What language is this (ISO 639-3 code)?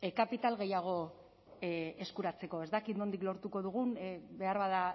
eus